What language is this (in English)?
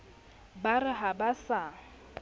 Southern Sotho